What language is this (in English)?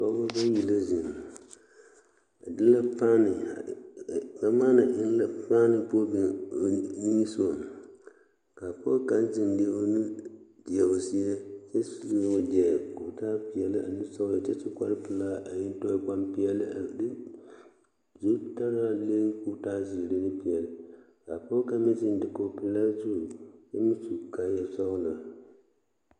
Southern Dagaare